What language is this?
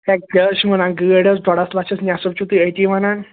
Kashmiri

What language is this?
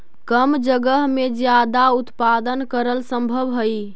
Magahi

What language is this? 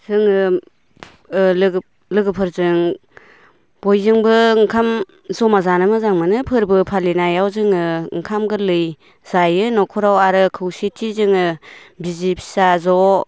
Bodo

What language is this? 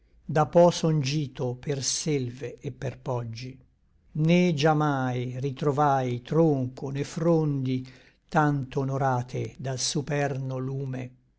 Italian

